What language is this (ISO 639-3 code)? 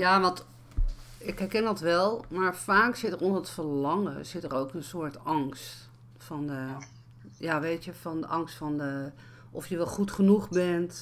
nld